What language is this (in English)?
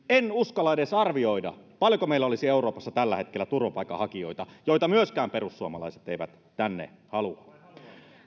Finnish